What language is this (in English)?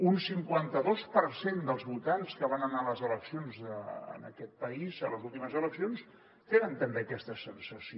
Catalan